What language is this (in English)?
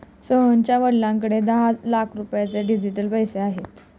Marathi